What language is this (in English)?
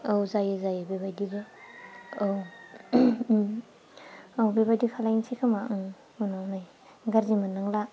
Bodo